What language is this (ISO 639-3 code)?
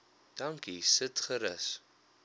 afr